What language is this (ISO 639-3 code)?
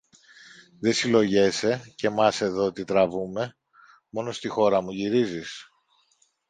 ell